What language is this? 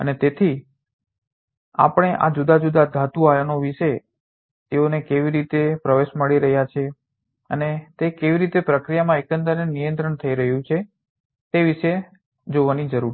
Gujarati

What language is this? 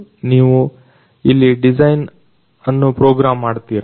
Kannada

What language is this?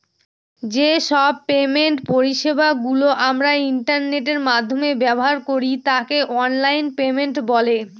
Bangla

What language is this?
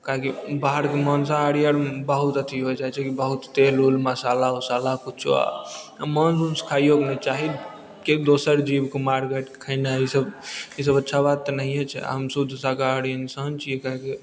Maithili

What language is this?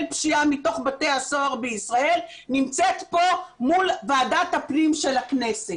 Hebrew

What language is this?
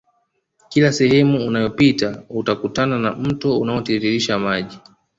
Swahili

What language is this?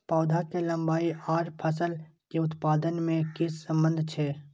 Maithili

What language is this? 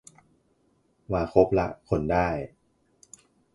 Thai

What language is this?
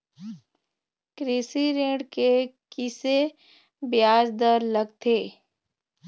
Chhattisgarhi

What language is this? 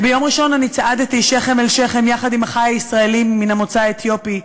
Hebrew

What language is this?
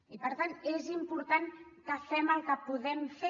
Catalan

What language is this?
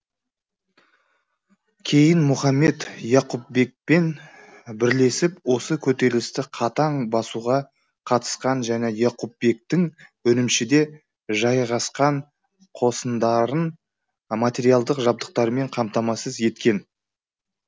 Kazakh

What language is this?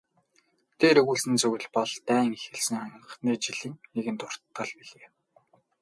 Mongolian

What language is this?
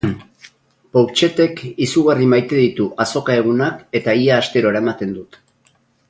Basque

